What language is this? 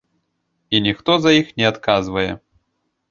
Belarusian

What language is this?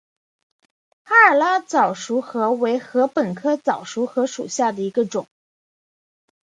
Chinese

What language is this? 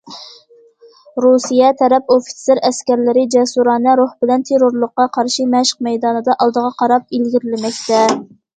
Uyghur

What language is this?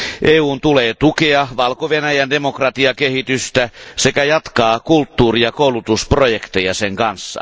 Finnish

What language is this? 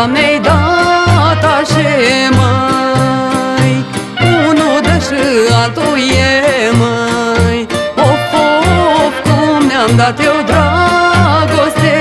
Romanian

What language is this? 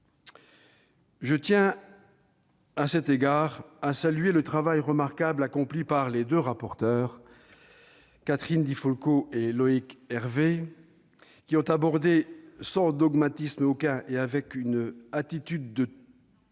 French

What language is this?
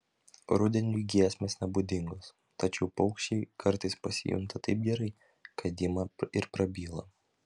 Lithuanian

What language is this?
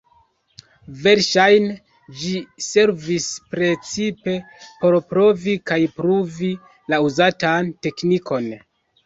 Esperanto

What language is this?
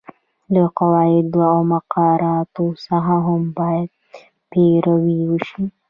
Pashto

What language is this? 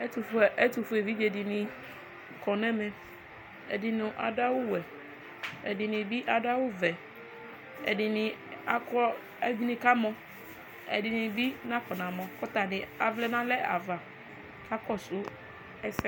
Ikposo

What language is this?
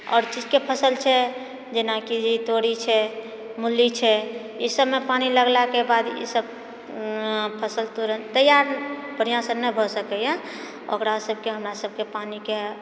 Maithili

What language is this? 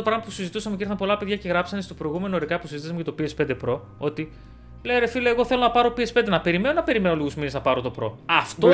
Greek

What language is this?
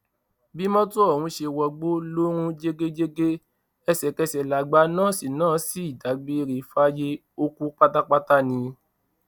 Yoruba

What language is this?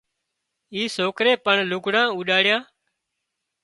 Wadiyara Koli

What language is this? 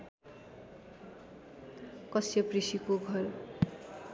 Nepali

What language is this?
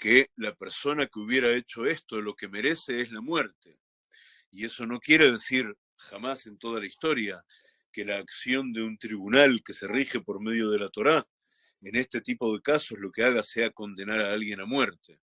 Spanish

